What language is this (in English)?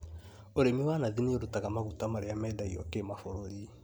Kikuyu